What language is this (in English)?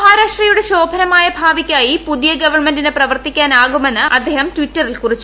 Malayalam